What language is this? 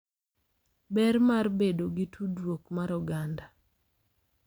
Luo (Kenya and Tanzania)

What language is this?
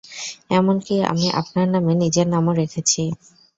Bangla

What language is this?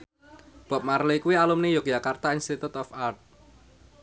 Javanese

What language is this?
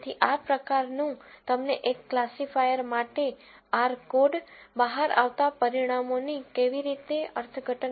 Gujarati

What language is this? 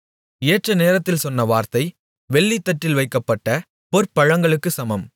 Tamil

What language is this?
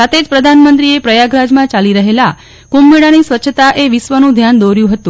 Gujarati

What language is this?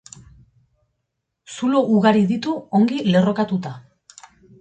Basque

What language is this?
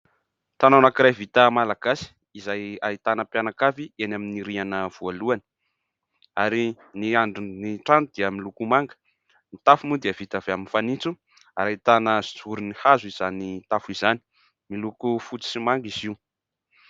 Malagasy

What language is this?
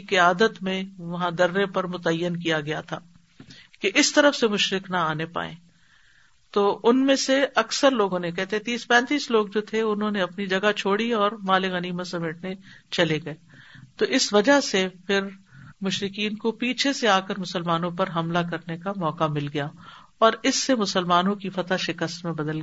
Urdu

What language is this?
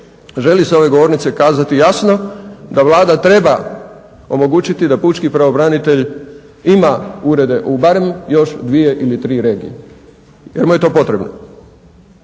Croatian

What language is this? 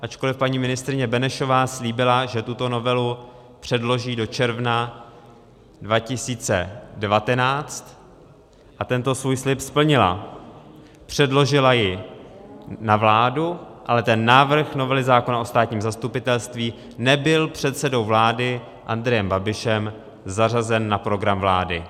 Czech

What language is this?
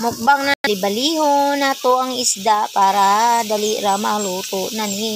Filipino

